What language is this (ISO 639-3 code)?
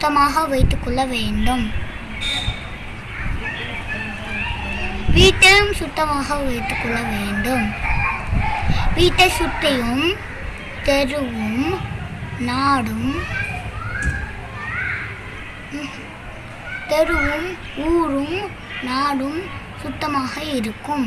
tam